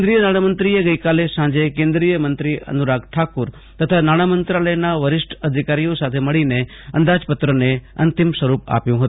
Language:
Gujarati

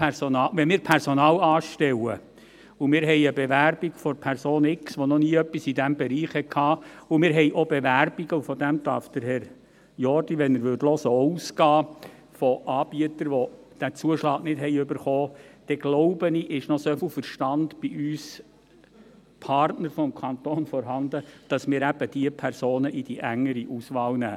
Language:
Swiss German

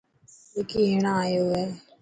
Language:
Dhatki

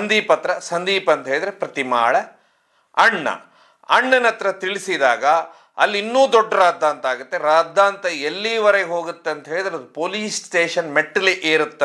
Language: Indonesian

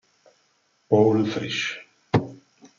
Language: Italian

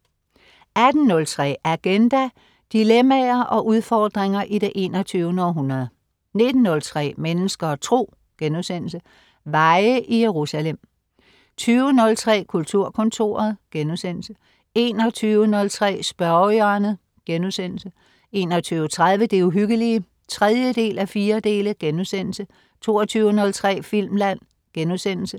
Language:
Danish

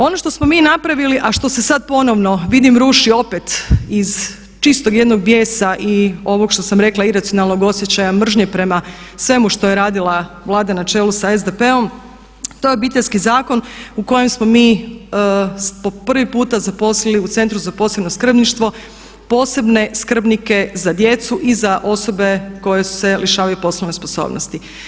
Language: Croatian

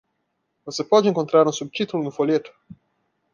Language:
Portuguese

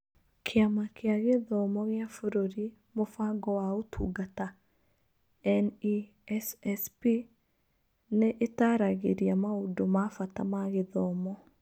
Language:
Kikuyu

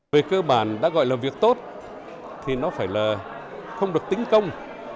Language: Vietnamese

